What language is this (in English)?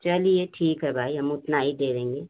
Hindi